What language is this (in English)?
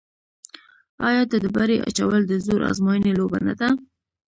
Pashto